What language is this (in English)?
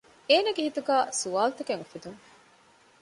Divehi